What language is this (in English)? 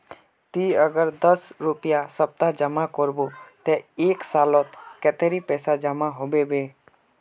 Magahi